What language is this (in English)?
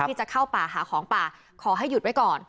Thai